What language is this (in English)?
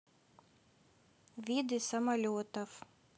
Russian